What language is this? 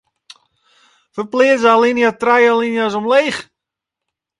Western Frisian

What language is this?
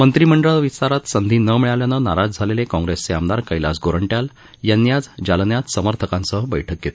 Marathi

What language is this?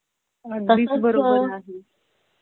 Marathi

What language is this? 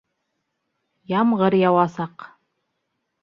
Bashkir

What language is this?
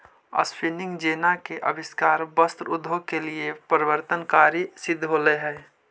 Magahi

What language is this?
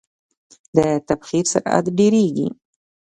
Pashto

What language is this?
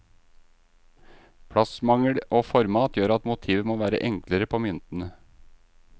Norwegian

